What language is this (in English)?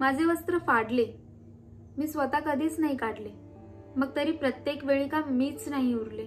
Hindi